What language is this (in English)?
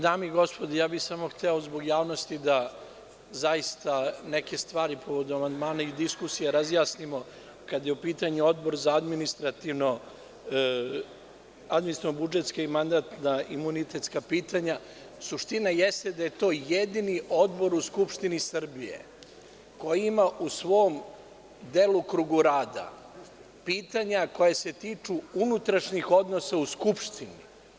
Serbian